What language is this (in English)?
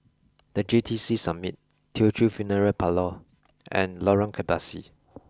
English